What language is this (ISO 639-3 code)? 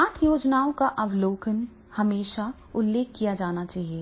hin